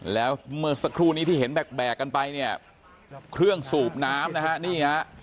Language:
Thai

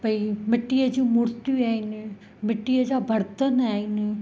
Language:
Sindhi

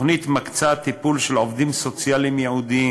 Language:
Hebrew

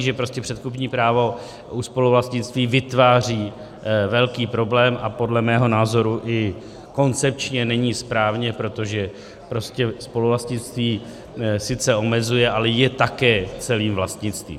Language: Czech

